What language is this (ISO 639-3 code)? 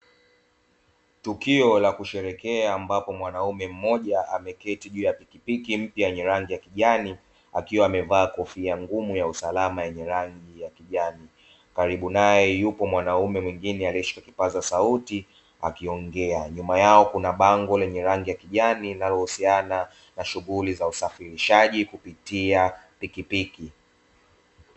swa